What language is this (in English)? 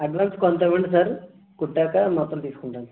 Telugu